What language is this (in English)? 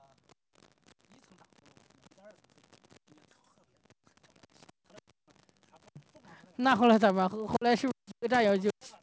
Chinese